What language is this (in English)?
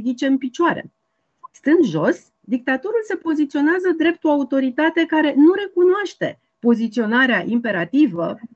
Romanian